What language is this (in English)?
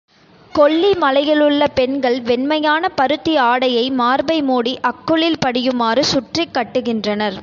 Tamil